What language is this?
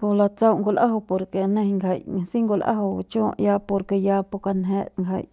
Central Pame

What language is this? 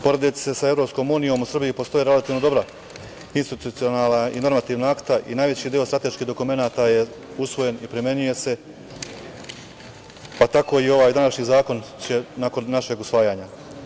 Serbian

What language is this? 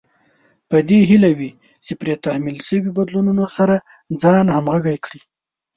Pashto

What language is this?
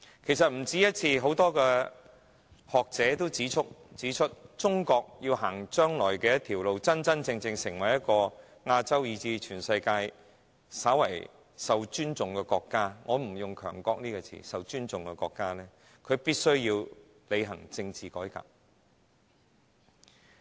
Cantonese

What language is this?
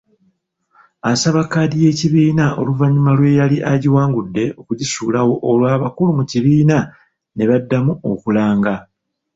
Ganda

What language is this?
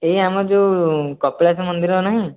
Odia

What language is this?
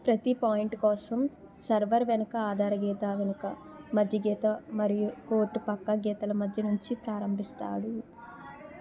Telugu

